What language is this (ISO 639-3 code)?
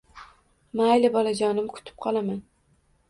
uzb